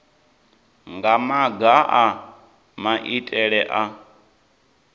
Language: Venda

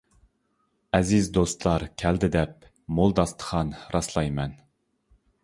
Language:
Uyghur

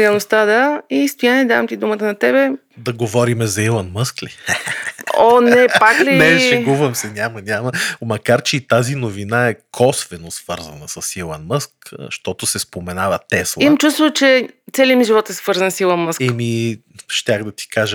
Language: Bulgarian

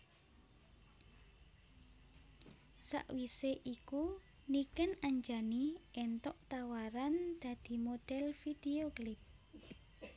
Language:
Javanese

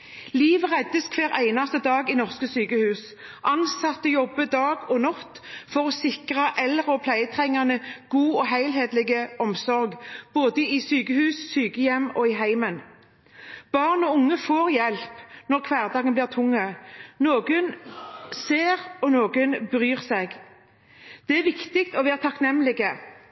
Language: Norwegian Bokmål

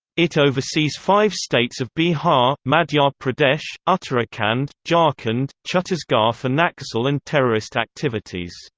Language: English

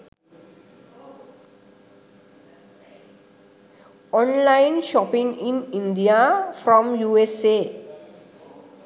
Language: Sinhala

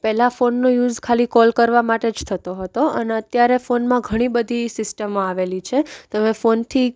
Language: Gujarati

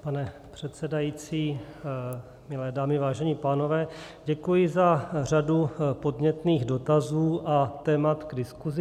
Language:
Czech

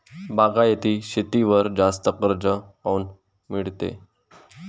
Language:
Marathi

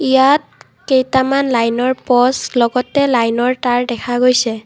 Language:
Assamese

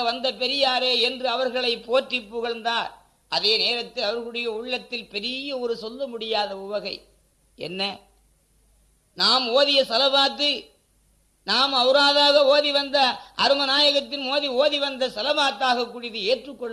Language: Tamil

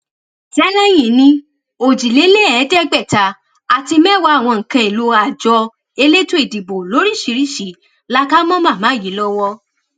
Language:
Yoruba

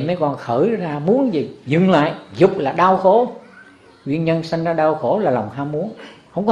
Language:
Vietnamese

